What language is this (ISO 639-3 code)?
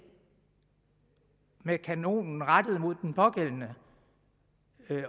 dan